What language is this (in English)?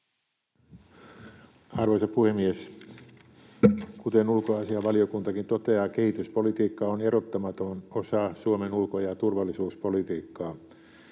Finnish